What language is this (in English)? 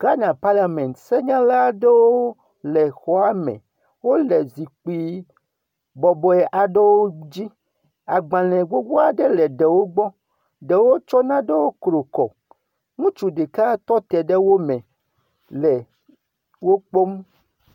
Ewe